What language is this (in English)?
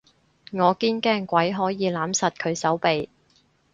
Cantonese